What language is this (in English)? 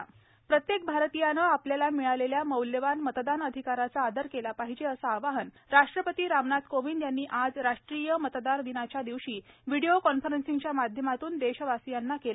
Marathi